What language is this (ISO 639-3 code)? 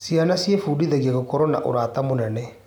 kik